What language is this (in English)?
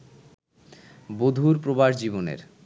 Bangla